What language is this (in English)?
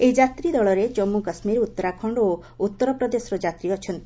Odia